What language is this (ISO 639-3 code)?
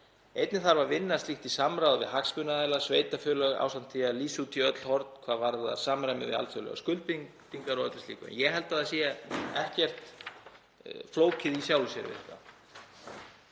isl